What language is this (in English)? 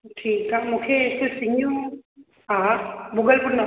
Sindhi